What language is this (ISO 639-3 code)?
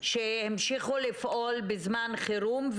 heb